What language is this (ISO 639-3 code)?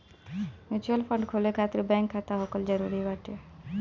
bho